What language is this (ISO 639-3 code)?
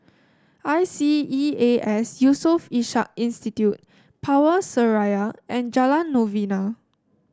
eng